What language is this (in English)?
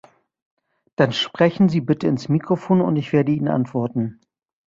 German